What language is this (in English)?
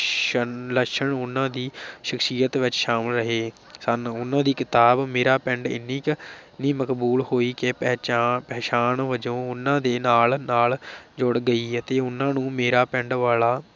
Punjabi